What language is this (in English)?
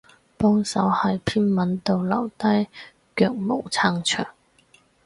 Cantonese